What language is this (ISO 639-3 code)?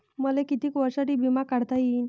mar